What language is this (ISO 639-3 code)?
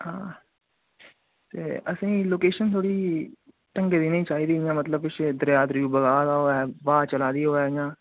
doi